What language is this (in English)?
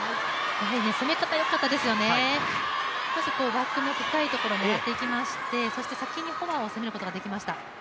Japanese